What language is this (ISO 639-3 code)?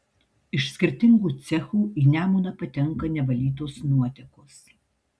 lit